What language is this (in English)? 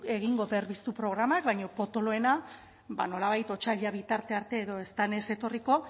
Basque